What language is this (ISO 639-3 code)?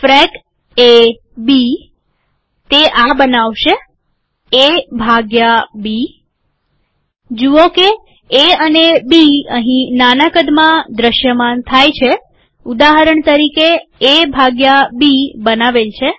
guj